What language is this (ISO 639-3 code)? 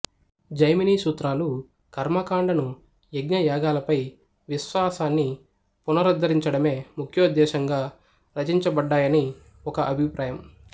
tel